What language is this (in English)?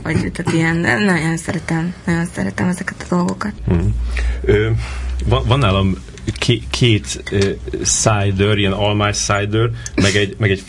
Hungarian